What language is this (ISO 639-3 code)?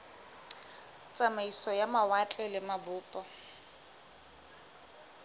sot